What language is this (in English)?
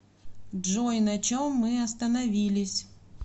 Russian